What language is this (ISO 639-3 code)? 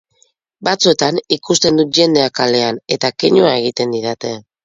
eus